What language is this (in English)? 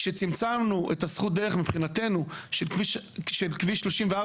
Hebrew